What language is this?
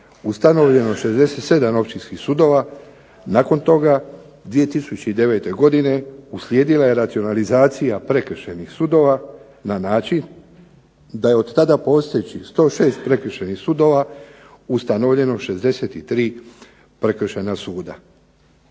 Croatian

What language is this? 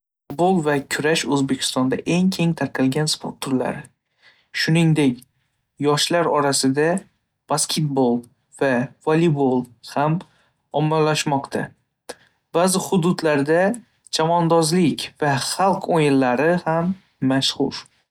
Uzbek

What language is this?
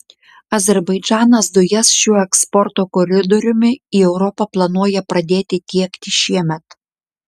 Lithuanian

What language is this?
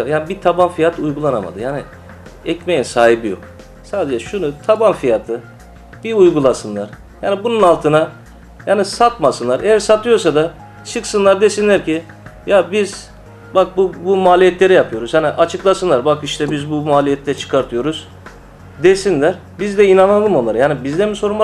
Turkish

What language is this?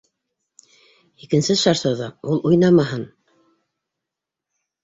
Bashkir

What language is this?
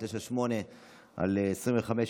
Hebrew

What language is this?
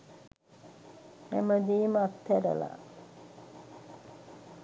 Sinhala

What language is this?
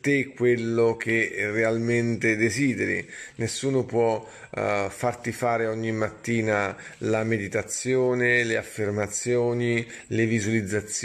Italian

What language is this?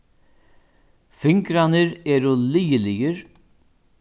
Faroese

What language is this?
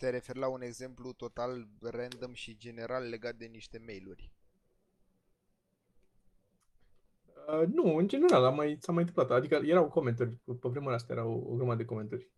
Romanian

